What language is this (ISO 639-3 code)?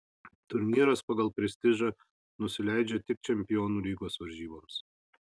lit